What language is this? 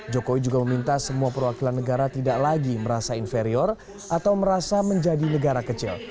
Indonesian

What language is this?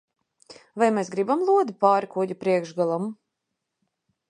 Latvian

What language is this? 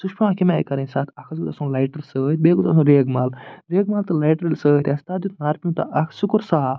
Kashmiri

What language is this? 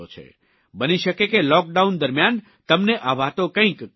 Gujarati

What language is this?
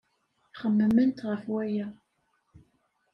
Kabyle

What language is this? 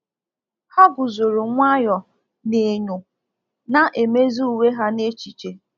Igbo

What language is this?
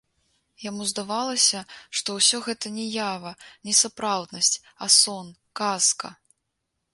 Belarusian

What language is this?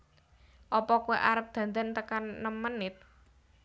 Javanese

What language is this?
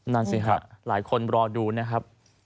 Thai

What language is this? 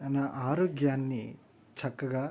Telugu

